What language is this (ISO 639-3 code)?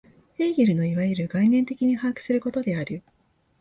jpn